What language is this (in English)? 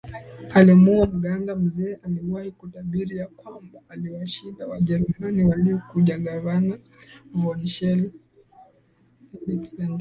Swahili